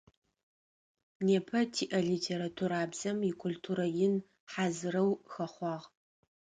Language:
Adyghe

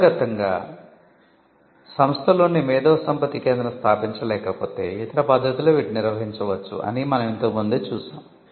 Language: Telugu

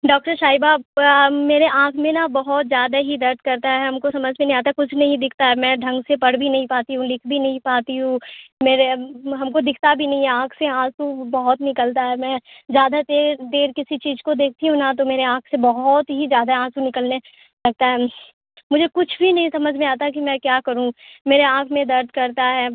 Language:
Urdu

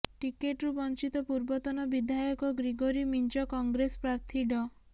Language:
Odia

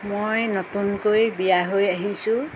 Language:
Assamese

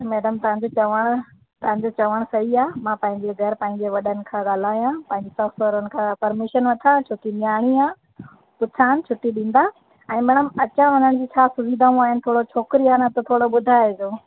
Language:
Sindhi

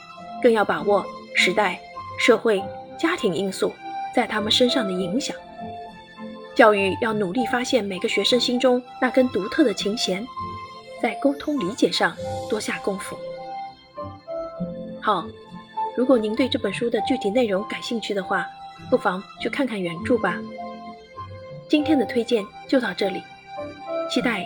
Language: Chinese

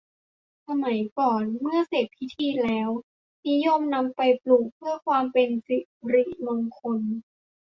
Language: Thai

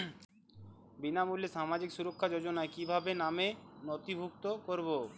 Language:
Bangla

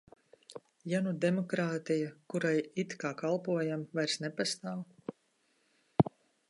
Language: Latvian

